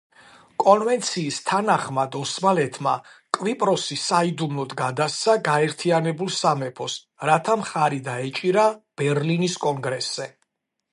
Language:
Georgian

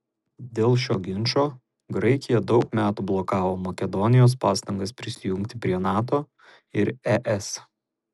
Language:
Lithuanian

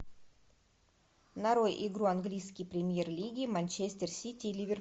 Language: Russian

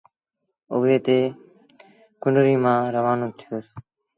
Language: Sindhi Bhil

